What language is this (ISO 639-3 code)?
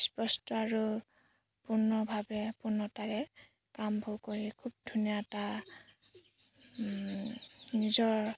asm